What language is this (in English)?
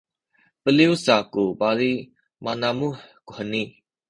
Sakizaya